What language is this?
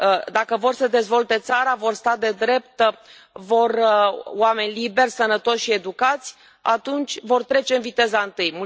Romanian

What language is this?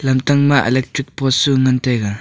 Wancho Naga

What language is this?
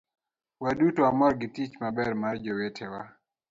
Luo (Kenya and Tanzania)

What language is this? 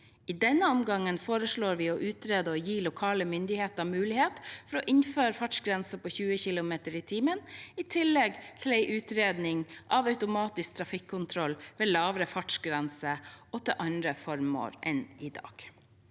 Norwegian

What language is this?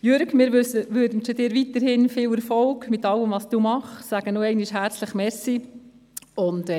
Swiss German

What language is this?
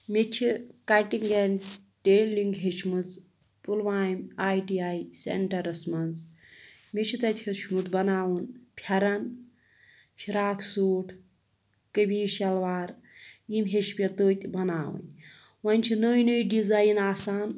Kashmiri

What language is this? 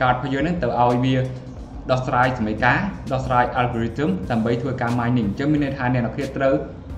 Thai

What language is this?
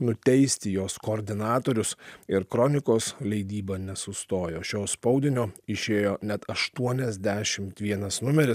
Lithuanian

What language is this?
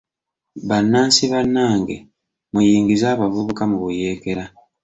Ganda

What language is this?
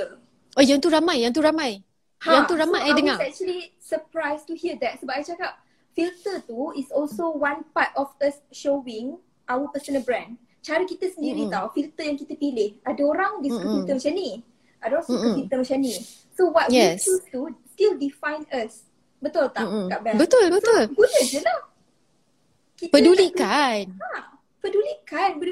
Malay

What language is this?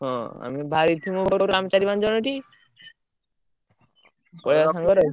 Odia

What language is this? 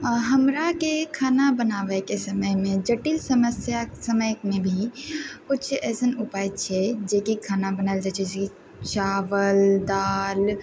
Maithili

